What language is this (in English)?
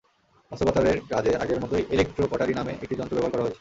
Bangla